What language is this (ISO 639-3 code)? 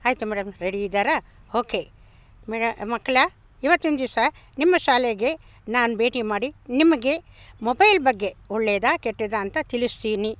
kan